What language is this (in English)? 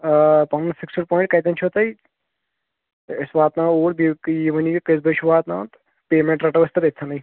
Kashmiri